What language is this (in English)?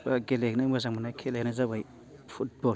Bodo